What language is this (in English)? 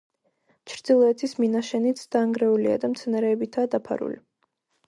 Georgian